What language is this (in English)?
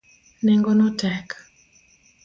Luo (Kenya and Tanzania)